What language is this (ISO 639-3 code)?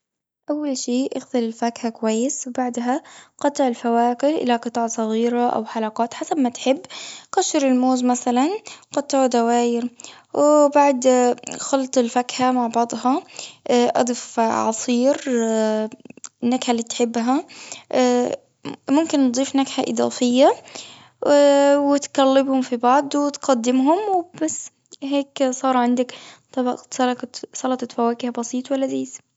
afb